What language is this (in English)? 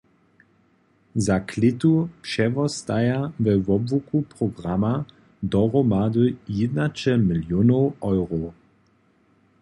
Upper Sorbian